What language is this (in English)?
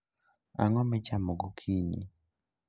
Luo (Kenya and Tanzania)